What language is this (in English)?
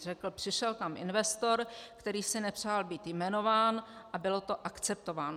Czech